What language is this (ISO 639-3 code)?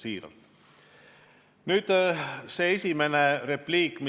est